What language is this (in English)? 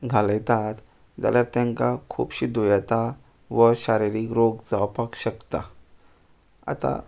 Konkani